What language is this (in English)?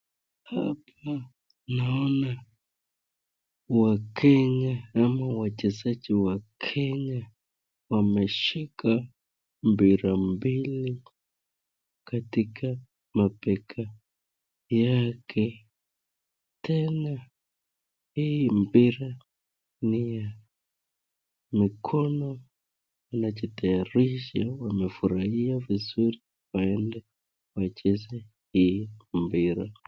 Swahili